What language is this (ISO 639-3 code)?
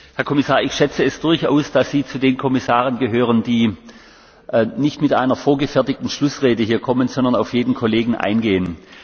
deu